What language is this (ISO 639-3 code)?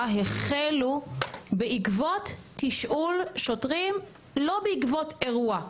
heb